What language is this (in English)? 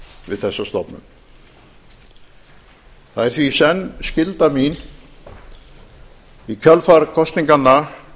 Icelandic